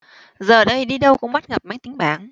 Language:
Vietnamese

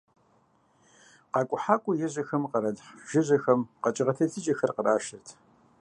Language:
Kabardian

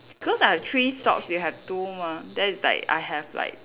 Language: English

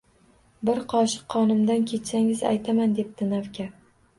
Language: Uzbek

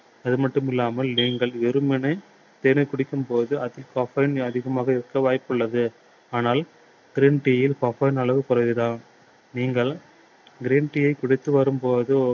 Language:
Tamil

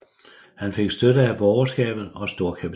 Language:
Danish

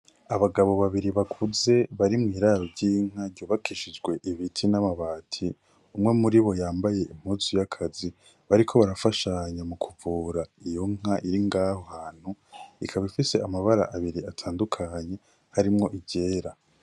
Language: Rundi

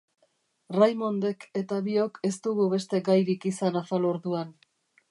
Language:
Basque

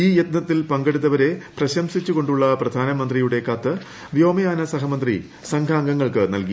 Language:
Malayalam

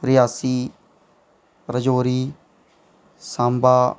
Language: Dogri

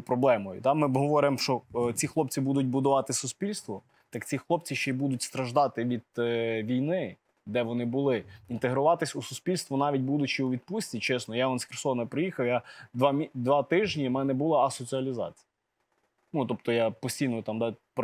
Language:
Ukrainian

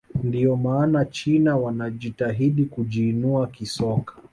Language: Swahili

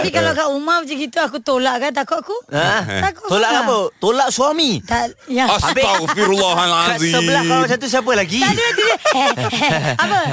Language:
Malay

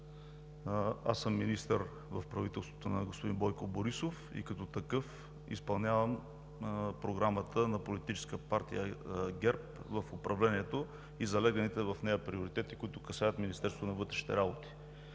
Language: Bulgarian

